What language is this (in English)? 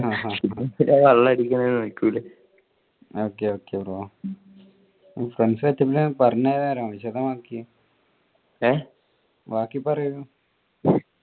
Malayalam